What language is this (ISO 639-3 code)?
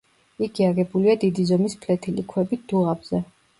kat